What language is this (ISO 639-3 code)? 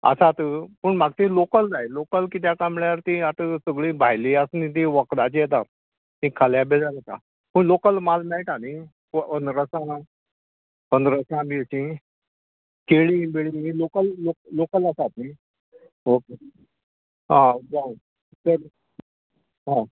kok